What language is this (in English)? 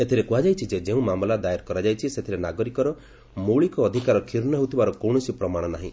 Odia